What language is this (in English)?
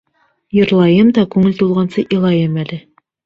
Bashkir